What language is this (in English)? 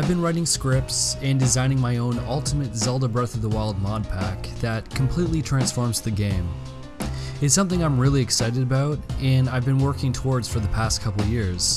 English